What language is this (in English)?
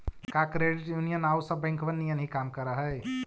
Magahi